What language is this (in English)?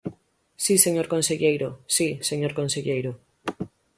Galician